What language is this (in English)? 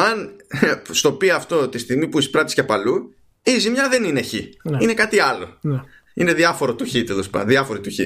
Greek